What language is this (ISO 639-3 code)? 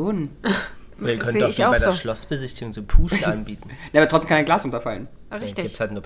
deu